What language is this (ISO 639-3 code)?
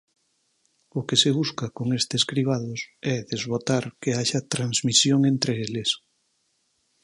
glg